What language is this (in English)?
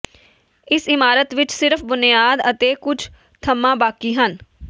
Punjabi